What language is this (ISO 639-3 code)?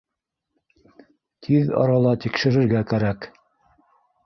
bak